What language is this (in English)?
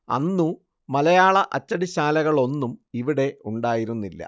Malayalam